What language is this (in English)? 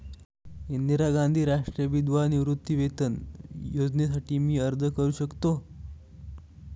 Marathi